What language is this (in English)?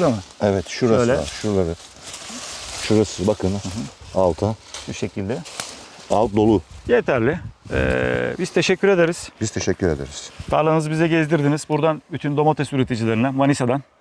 Turkish